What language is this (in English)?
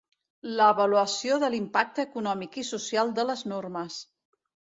Catalan